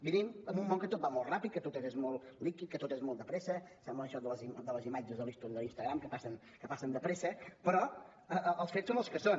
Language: Catalan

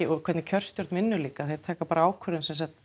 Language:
Icelandic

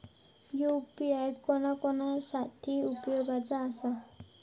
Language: Marathi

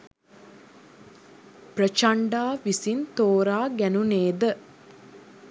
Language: Sinhala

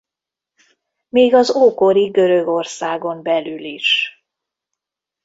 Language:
Hungarian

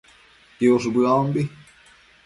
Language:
Matsés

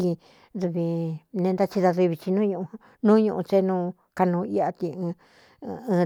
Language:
Cuyamecalco Mixtec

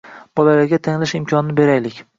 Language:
Uzbek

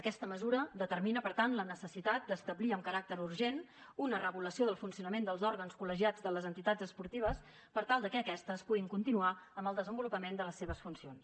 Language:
Catalan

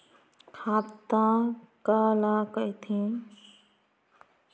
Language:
Chhattisgarhi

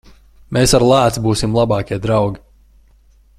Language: Latvian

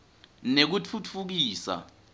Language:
Swati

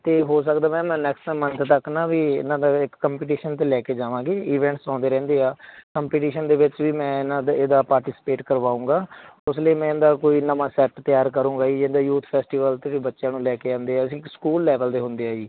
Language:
Punjabi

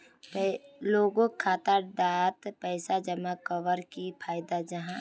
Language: Magahi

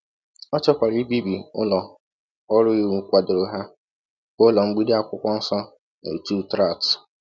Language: Igbo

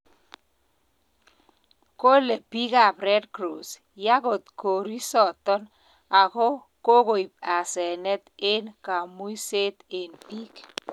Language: Kalenjin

